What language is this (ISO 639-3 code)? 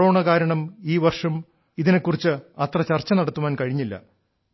mal